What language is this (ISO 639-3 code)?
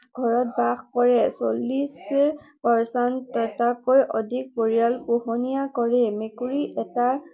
asm